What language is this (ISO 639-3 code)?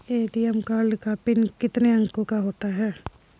hin